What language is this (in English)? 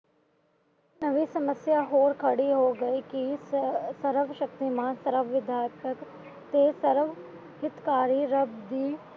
Punjabi